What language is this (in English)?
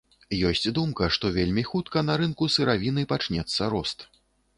Belarusian